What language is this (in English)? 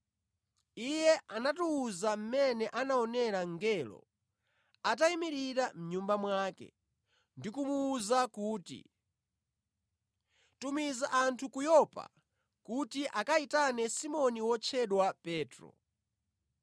Nyanja